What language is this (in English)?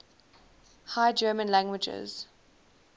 English